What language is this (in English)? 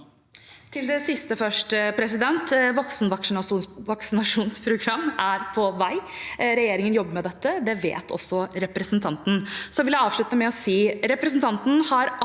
Norwegian